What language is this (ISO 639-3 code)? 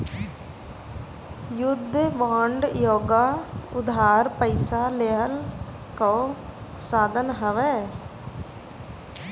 bho